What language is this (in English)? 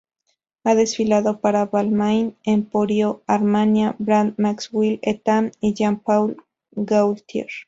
Spanish